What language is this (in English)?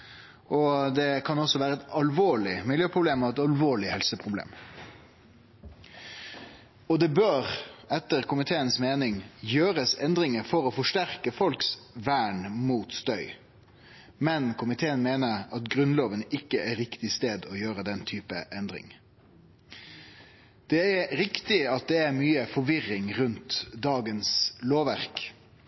Norwegian Nynorsk